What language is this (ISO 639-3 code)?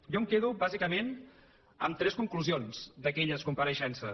cat